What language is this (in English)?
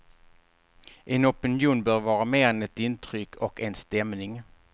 Swedish